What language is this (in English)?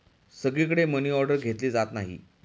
Marathi